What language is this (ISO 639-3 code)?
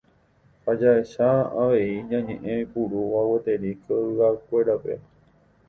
grn